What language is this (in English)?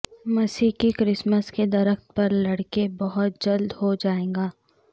Urdu